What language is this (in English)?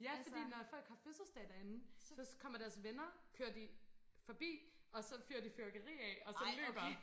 Danish